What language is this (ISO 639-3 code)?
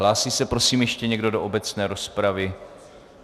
ces